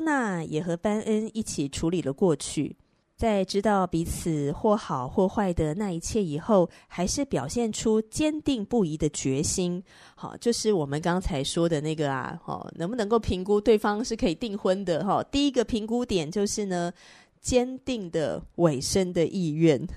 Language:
Chinese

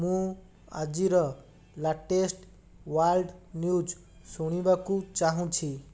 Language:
Odia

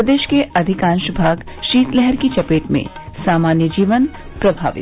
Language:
Hindi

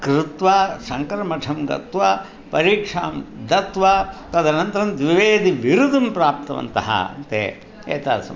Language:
Sanskrit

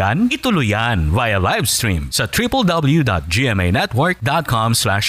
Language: Filipino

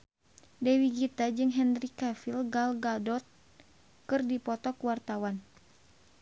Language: Sundanese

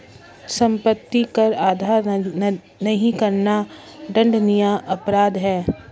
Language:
Hindi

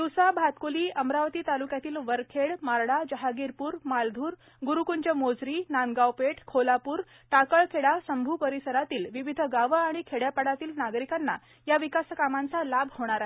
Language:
Marathi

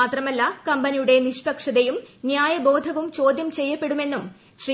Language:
Malayalam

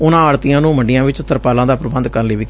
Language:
Punjabi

